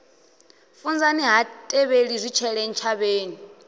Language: Venda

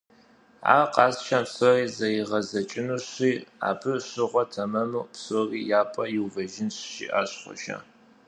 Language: Kabardian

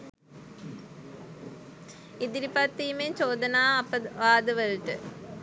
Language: Sinhala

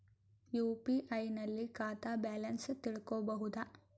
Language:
Kannada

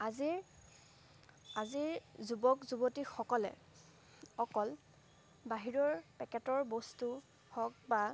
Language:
Assamese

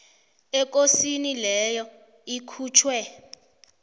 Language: South Ndebele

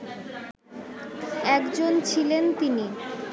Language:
Bangla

